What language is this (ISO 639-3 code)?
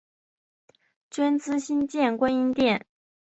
zho